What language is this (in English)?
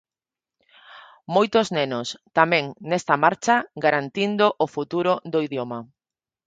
Galician